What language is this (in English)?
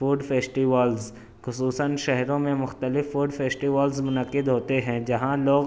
Urdu